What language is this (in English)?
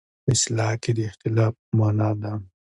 Pashto